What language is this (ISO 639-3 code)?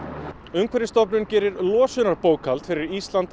isl